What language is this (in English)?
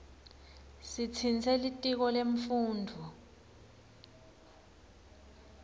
Swati